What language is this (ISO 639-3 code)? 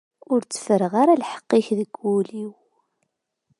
kab